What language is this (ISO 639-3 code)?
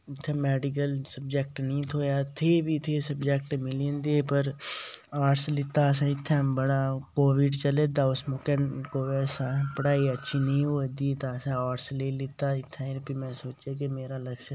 doi